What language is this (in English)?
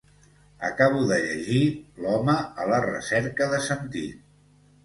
Catalan